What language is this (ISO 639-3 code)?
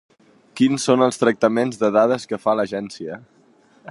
cat